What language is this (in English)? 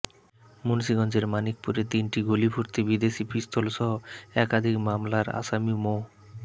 Bangla